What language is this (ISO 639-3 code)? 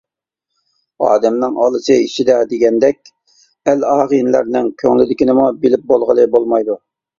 uig